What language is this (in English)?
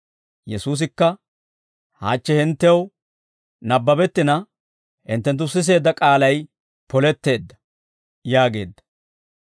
Dawro